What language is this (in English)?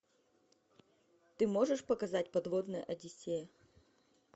Russian